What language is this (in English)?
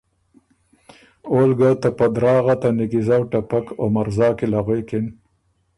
Ormuri